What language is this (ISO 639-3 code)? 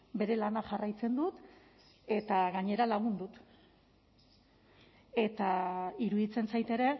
eus